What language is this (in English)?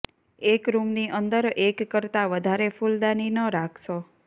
Gujarati